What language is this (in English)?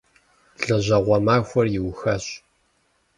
Kabardian